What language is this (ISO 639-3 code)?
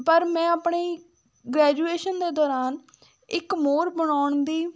pan